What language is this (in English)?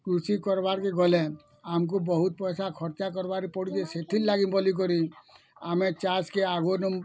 Odia